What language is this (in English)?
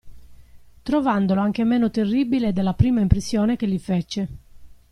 Italian